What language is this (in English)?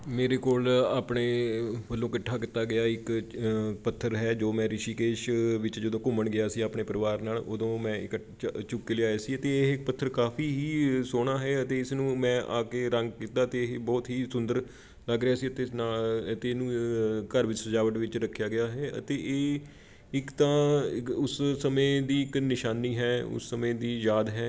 Punjabi